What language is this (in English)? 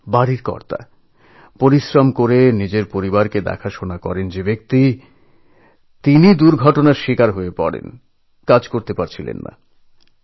Bangla